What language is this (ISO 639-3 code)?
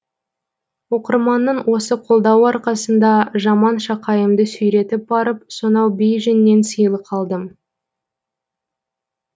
kaz